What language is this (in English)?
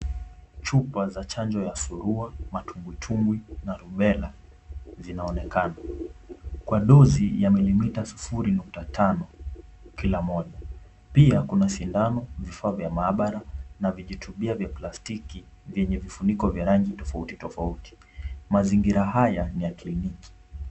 Swahili